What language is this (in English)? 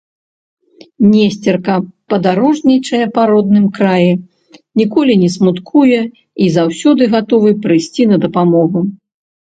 Belarusian